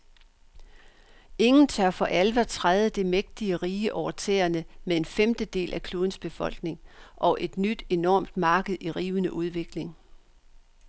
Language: Danish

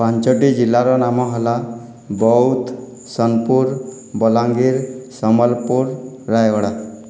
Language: Odia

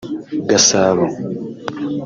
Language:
Kinyarwanda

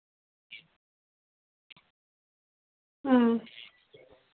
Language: Bangla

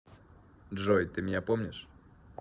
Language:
Russian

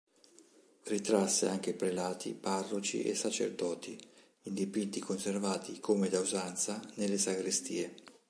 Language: Italian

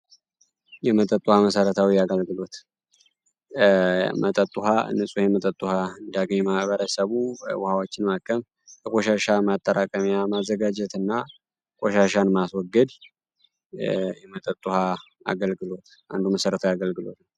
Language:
Amharic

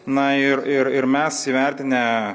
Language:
Lithuanian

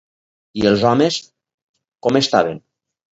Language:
Catalan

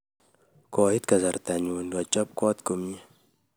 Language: Kalenjin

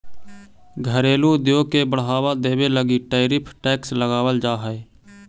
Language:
Magahi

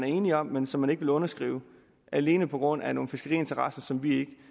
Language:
Danish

